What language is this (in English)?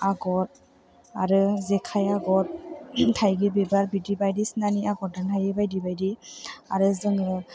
Bodo